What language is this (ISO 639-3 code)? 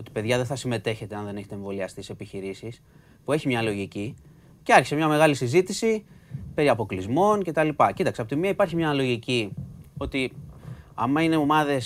ell